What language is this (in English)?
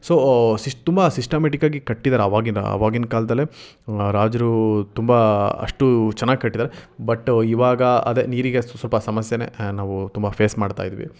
Kannada